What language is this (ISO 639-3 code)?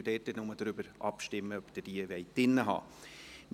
gsw